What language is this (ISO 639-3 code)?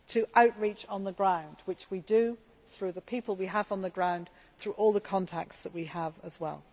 eng